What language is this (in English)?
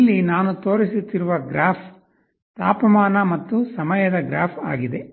Kannada